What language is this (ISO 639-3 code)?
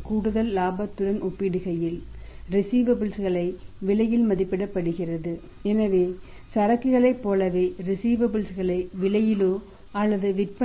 tam